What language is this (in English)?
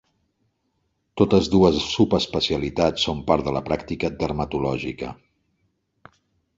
Catalan